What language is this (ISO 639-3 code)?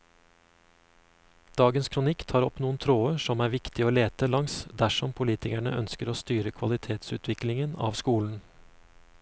nor